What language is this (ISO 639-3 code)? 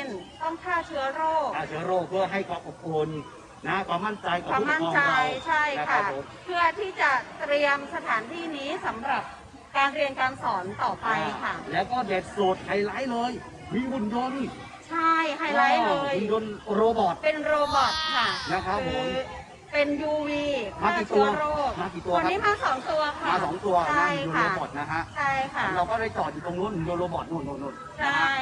tha